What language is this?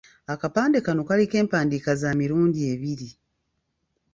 Ganda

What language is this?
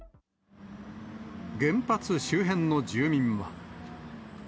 Japanese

